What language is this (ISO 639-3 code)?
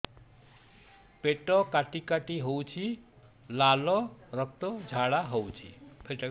ori